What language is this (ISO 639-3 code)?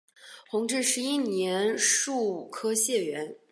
zho